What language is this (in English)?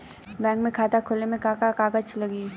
Bhojpuri